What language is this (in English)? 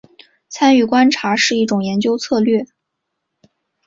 Chinese